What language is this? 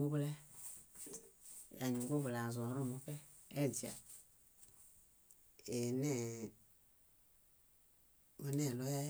Bayot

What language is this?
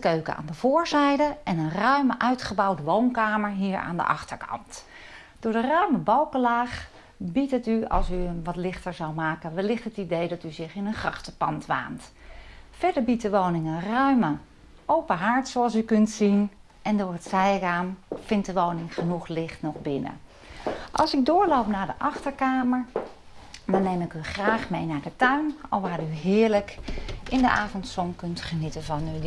Dutch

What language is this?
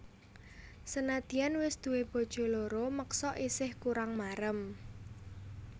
Javanese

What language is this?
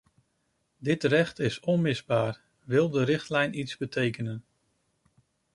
Dutch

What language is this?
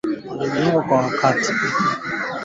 Swahili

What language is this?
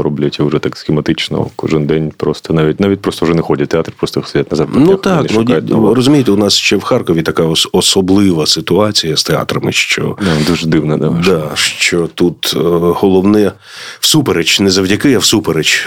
Ukrainian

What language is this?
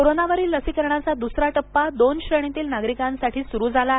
Marathi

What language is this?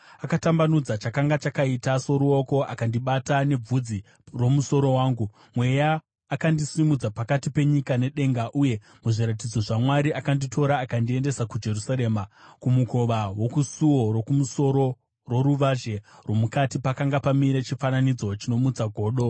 Shona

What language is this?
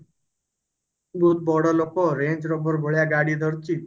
Odia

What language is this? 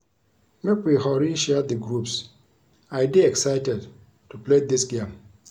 Nigerian Pidgin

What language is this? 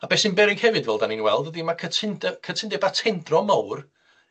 Welsh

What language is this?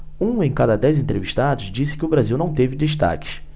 Portuguese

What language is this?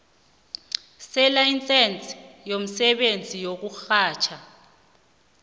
South Ndebele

